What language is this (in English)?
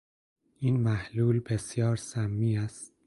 Persian